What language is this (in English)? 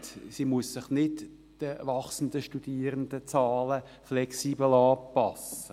Swiss German